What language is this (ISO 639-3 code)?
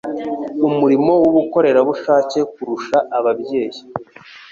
kin